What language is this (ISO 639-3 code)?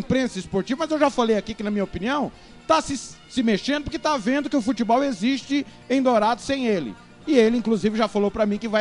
por